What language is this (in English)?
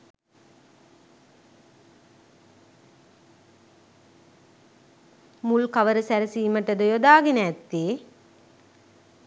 Sinhala